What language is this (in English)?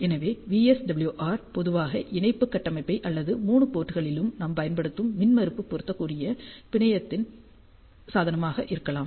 Tamil